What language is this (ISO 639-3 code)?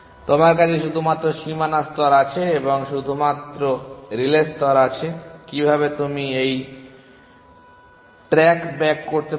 ben